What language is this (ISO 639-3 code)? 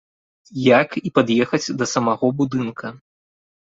bel